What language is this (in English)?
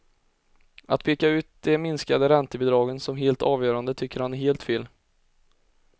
Swedish